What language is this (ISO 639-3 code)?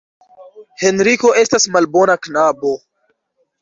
epo